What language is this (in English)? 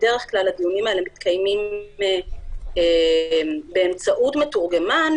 Hebrew